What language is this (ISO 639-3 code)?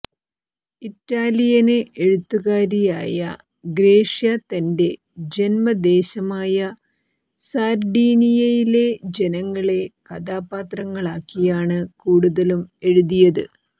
mal